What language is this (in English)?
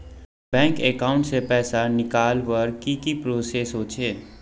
Magahi